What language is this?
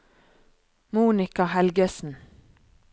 Norwegian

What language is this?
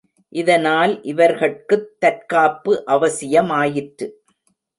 Tamil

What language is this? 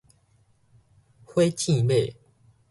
Min Nan Chinese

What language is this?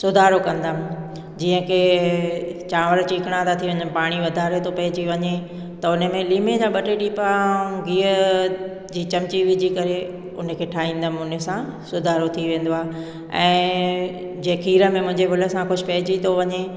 Sindhi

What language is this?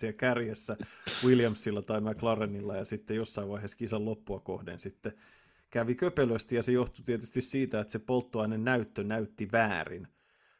Finnish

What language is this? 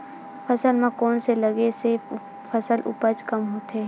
Chhattisgarhi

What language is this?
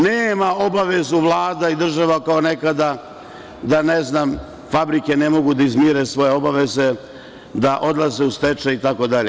Serbian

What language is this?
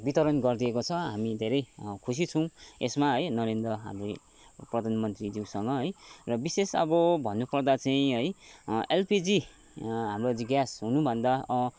Nepali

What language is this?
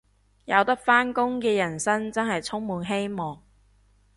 Cantonese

